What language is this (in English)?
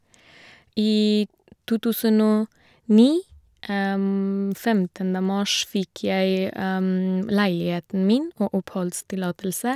Norwegian